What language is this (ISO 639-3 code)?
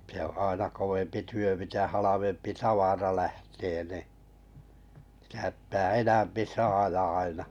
fin